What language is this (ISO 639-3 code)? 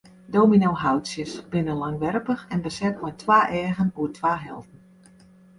fry